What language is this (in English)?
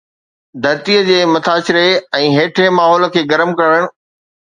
Sindhi